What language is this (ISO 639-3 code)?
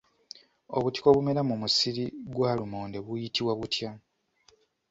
lug